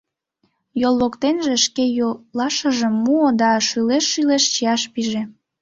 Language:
Mari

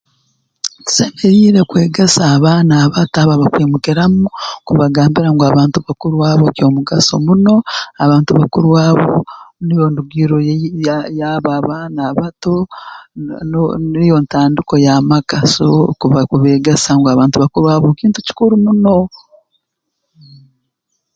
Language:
Tooro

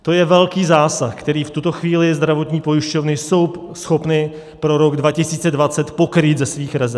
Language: Czech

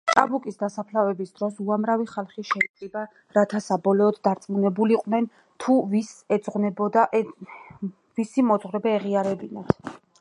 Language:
Georgian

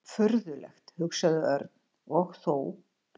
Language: Icelandic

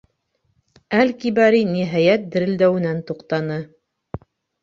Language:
Bashkir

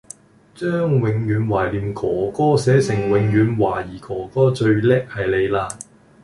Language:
Cantonese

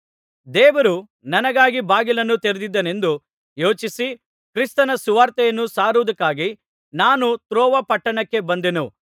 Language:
Kannada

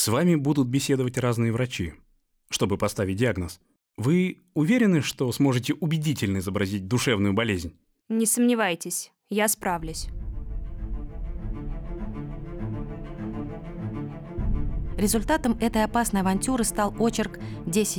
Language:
Russian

